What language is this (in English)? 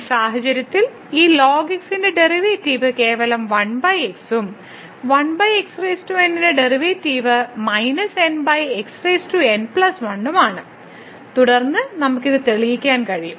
Malayalam